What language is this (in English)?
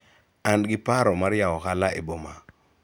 Luo (Kenya and Tanzania)